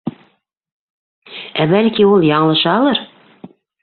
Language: Bashkir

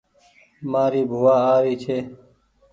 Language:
Goaria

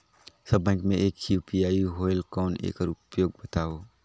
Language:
Chhattisgarhi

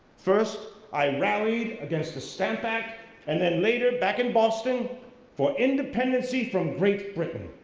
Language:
English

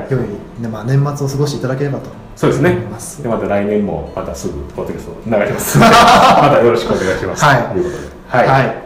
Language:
Japanese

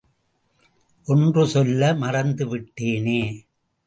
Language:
Tamil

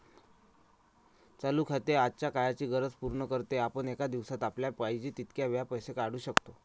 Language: Marathi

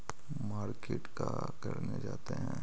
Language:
Magahi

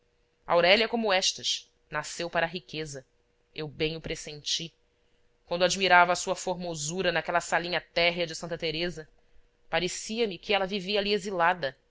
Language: Portuguese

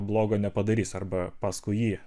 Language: Lithuanian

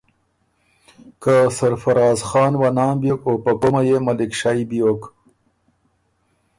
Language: Ormuri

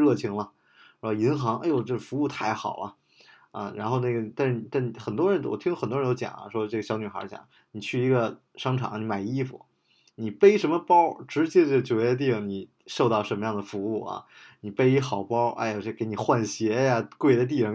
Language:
Chinese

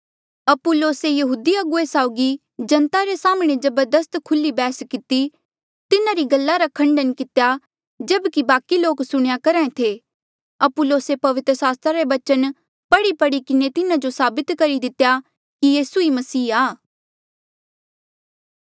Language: Mandeali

